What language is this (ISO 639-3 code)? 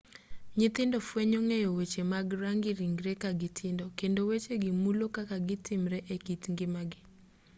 luo